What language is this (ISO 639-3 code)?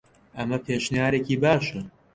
ckb